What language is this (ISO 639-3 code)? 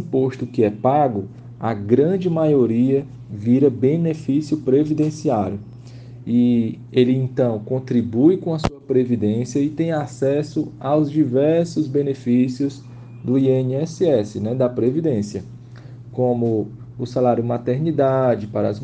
por